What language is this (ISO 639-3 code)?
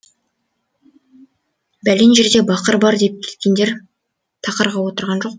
kaz